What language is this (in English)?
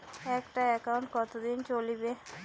Bangla